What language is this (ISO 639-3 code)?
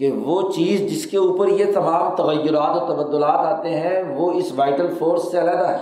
urd